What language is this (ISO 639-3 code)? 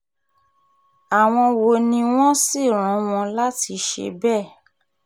yor